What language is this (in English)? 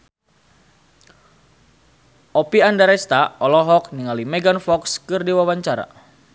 Sundanese